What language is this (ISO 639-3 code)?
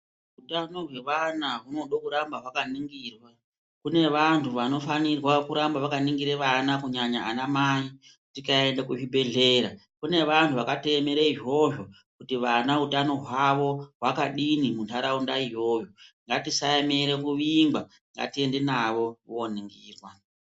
ndc